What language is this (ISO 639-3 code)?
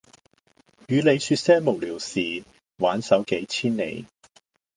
yue